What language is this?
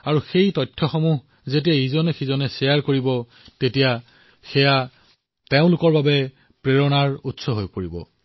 Assamese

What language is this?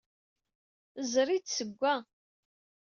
Kabyle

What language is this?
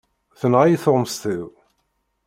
Kabyle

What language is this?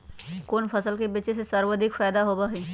Magahi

